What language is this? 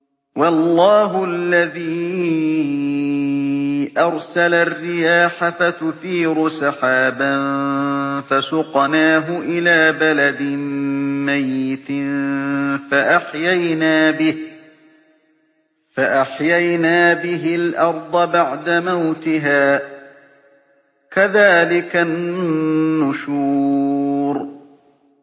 Arabic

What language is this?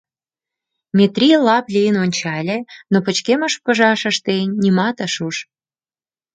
Mari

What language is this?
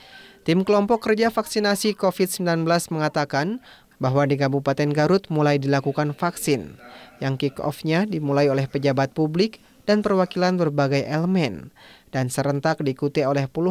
Indonesian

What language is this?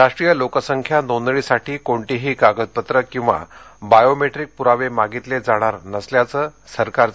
Marathi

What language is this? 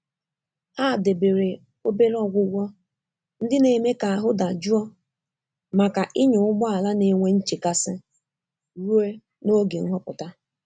Igbo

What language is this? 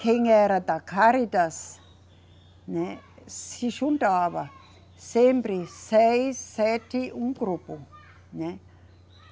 Portuguese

